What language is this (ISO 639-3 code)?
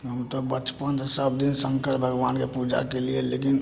mai